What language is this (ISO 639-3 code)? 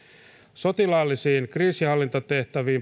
fin